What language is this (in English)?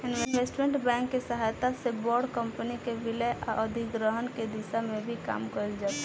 Bhojpuri